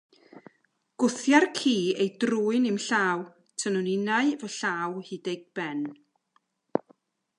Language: Welsh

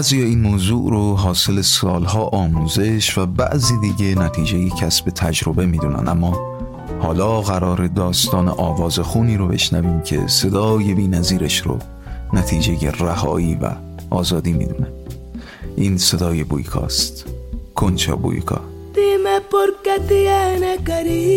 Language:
Persian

